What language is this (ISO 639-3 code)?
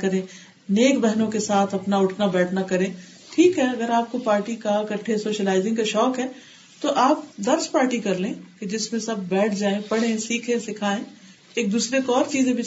urd